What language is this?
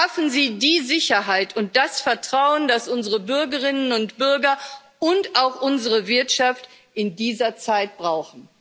German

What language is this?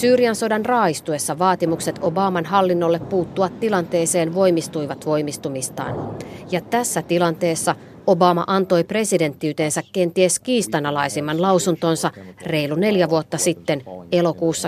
Finnish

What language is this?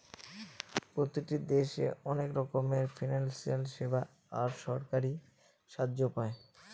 Bangla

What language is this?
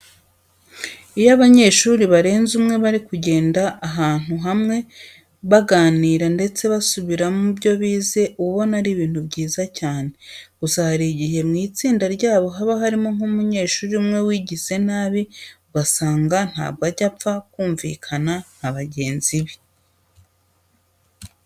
Kinyarwanda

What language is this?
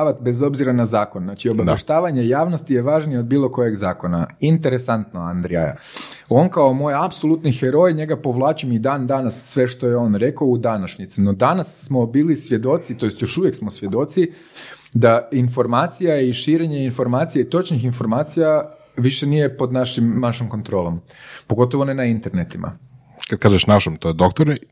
Croatian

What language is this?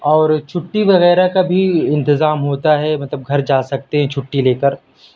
Urdu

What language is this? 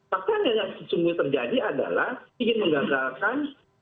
Indonesian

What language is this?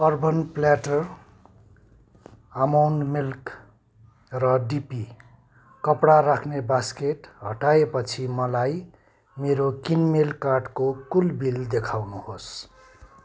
Nepali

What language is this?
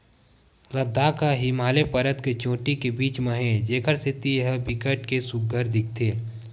Chhattisgarhi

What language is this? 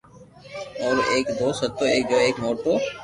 Loarki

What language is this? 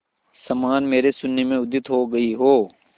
Hindi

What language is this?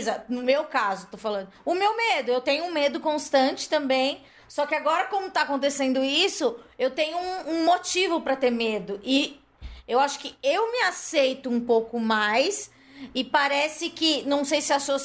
Portuguese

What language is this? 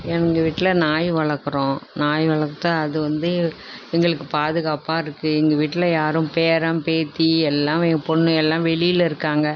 Tamil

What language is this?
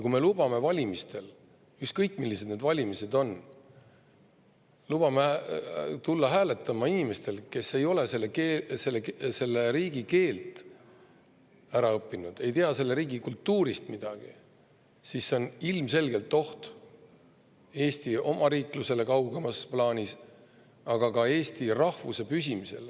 Estonian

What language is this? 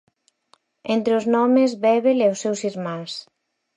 Galician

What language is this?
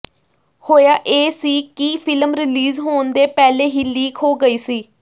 Punjabi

